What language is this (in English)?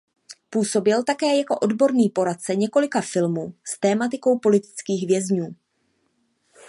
Czech